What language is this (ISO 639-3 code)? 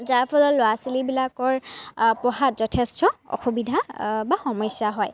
asm